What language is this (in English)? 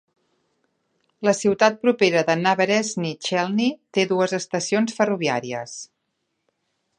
Catalan